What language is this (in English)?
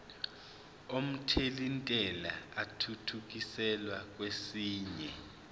Zulu